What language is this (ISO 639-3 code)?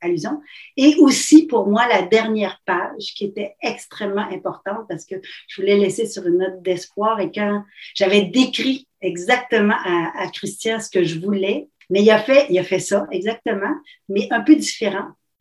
fra